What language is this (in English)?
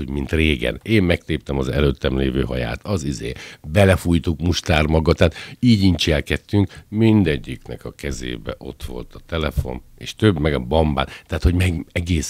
Hungarian